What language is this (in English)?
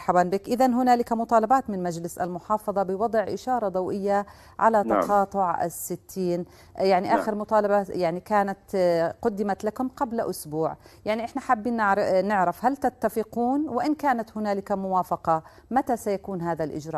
Arabic